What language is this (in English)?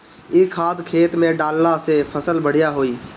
Bhojpuri